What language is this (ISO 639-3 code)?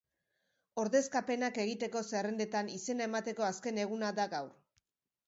eus